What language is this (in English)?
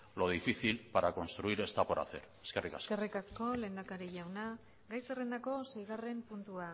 Basque